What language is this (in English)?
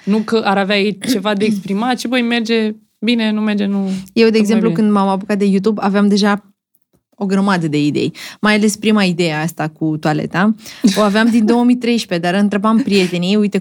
Romanian